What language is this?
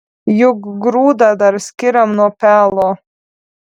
Lithuanian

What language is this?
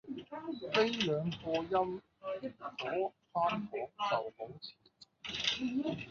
Cantonese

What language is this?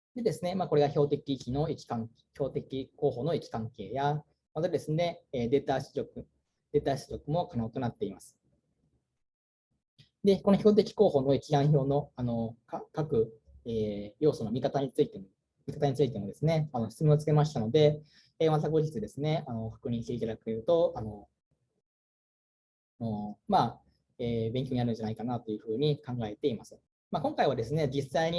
Japanese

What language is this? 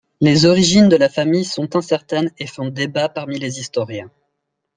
French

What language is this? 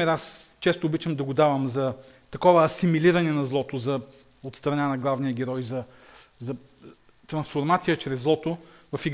Bulgarian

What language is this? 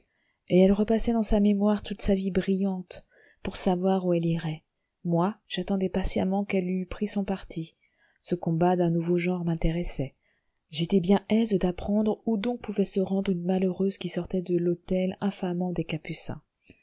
French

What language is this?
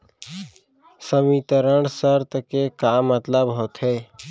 Chhattisgarhi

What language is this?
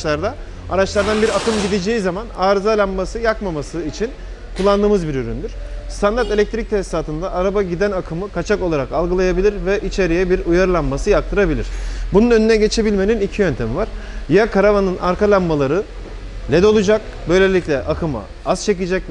Turkish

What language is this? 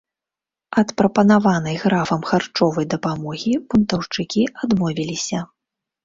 Belarusian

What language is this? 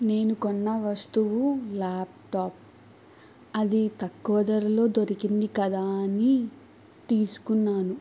Telugu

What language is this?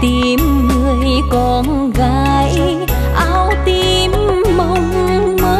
Vietnamese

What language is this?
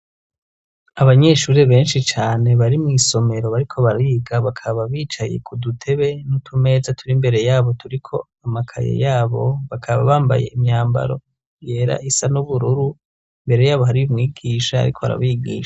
Rundi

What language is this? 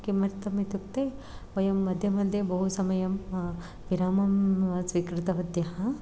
Sanskrit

